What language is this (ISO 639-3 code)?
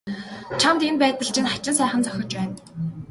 mon